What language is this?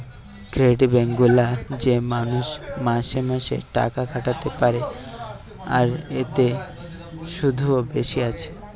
Bangla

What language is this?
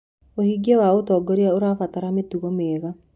Kikuyu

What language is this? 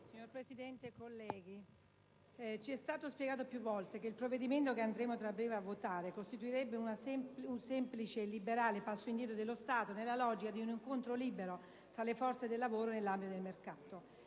Italian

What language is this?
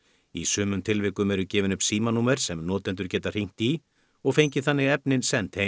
Icelandic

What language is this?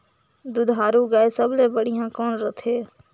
Chhattisgarhi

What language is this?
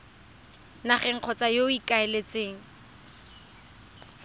Tswana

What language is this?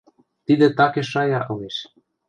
Western Mari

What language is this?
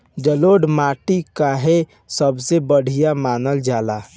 Bhojpuri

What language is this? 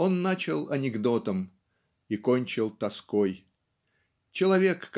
Russian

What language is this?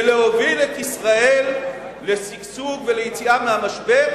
Hebrew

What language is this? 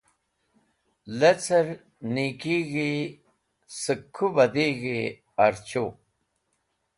Wakhi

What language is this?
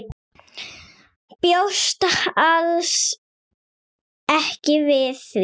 Icelandic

